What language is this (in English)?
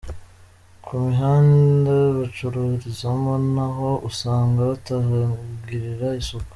Kinyarwanda